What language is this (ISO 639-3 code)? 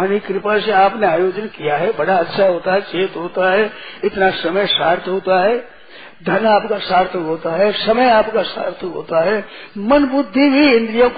hin